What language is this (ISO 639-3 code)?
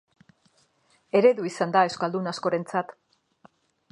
eus